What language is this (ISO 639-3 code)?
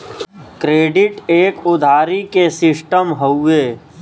bho